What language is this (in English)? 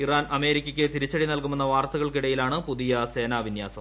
Malayalam